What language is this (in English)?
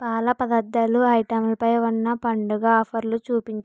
Telugu